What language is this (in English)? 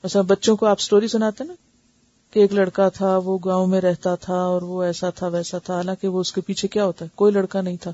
Urdu